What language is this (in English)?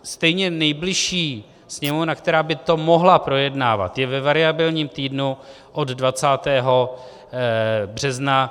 Czech